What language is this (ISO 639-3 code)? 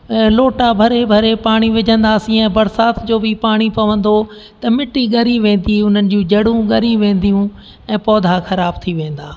snd